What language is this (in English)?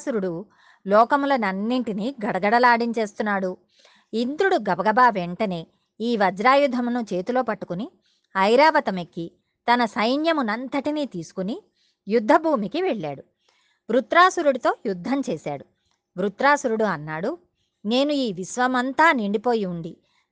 Telugu